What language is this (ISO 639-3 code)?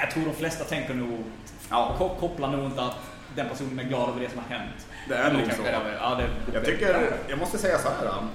swe